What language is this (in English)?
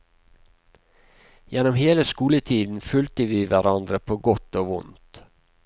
Norwegian